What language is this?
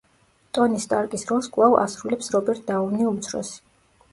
Georgian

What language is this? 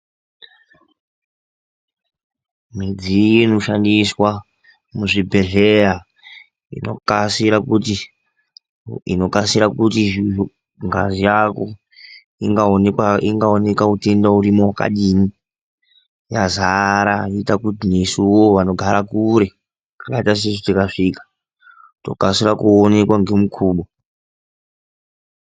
Ndau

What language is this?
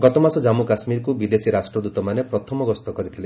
Odia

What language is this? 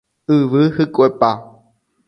Guarani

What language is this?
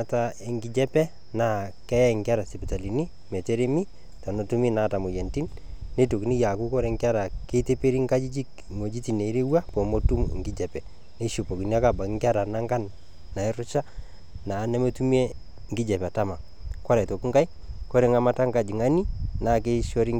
Masai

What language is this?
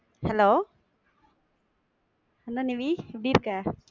Tamil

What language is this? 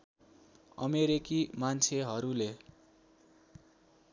Nepali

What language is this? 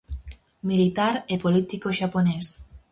Galician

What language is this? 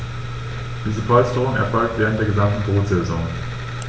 German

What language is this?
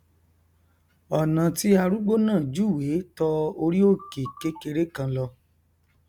Yoruba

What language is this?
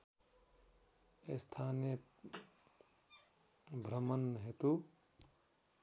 Nepali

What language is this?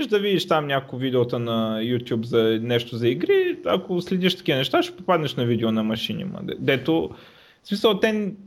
Bulgarian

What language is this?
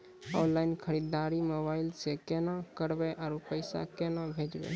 Maithili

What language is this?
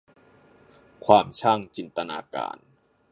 Thai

